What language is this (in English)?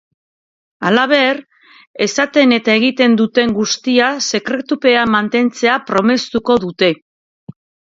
Basque